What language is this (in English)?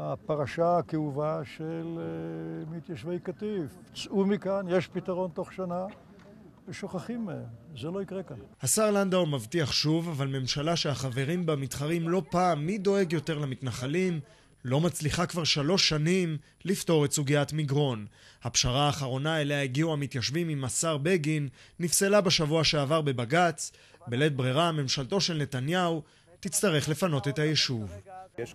Hebrew